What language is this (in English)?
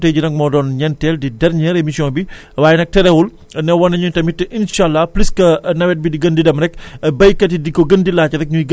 Wolof